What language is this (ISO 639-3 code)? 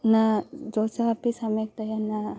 san